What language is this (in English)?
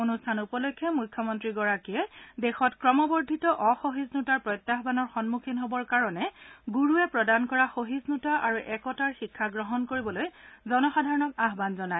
Assamese